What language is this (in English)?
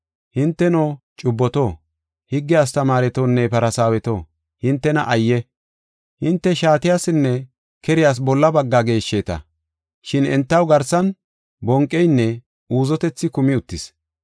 Gofa